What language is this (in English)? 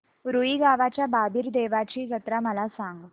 Marathi